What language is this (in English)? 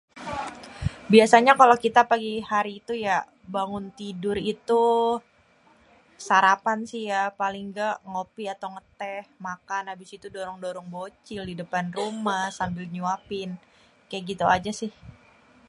Betawi